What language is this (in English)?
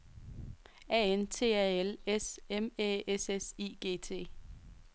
Danish